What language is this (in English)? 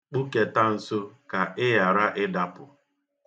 Igbo